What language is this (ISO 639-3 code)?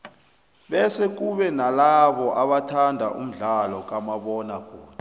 nbl